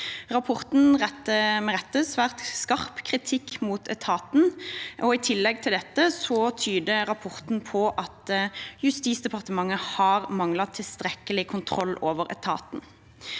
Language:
Norwegian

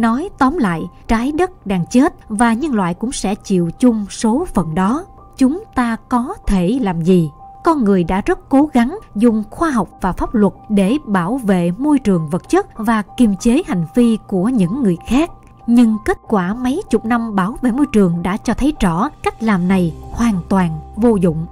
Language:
Vietnamese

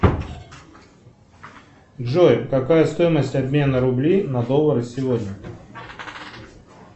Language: Russian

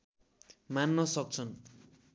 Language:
Nepali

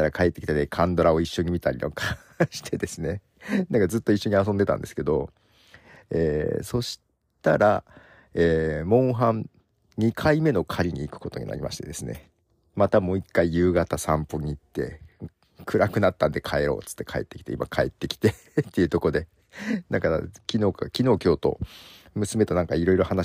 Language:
Japanese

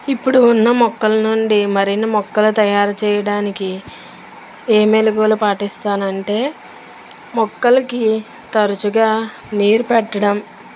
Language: Telugu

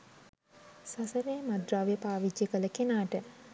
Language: Sinhala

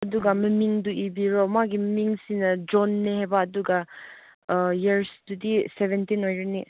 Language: Manipuri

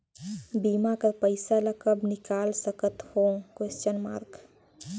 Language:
Chhattisgarhi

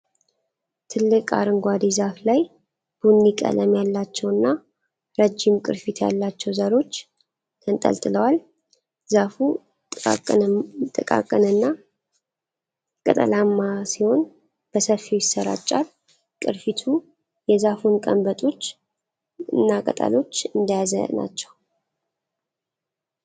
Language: Amharic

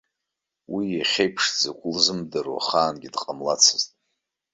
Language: Abkhazian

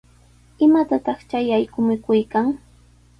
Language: Sihuas Ancash Quechua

